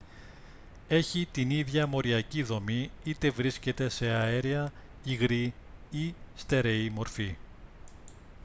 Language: Greek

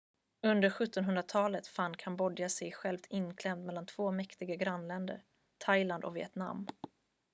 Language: Swedish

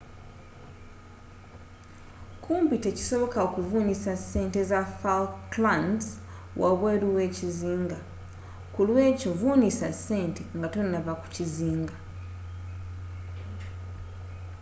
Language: Ganda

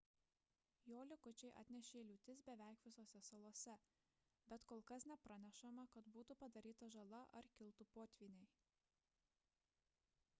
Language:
Lithuanian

